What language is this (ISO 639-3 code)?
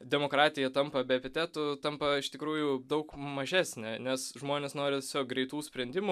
lit